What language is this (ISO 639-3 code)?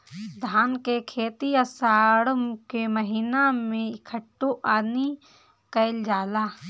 bho